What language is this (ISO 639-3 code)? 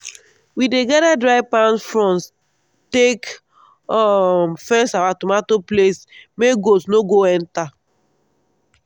pcm